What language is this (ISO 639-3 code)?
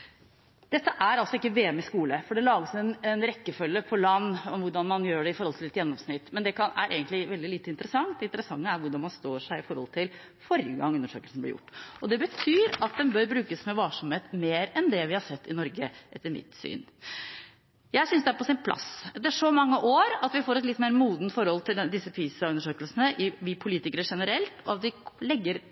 nob